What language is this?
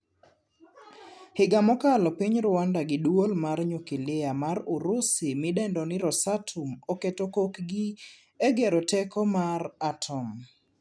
Luo (Kenya and Tanzania)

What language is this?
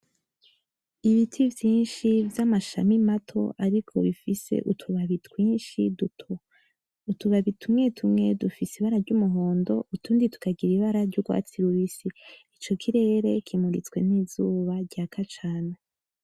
Rundi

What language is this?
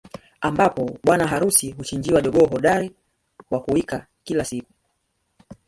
Swahili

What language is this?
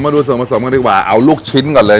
Thai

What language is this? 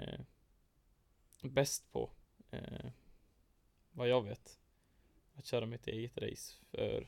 Swedish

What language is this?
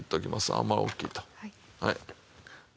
Japanese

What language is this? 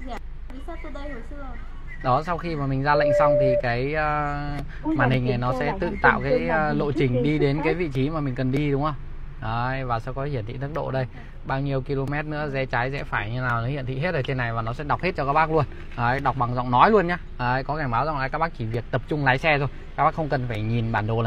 Vietnamese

